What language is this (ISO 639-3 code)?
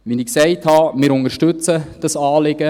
gsw